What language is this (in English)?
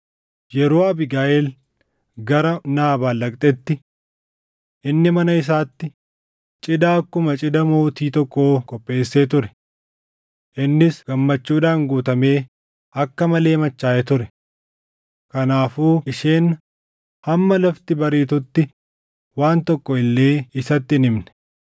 Oromo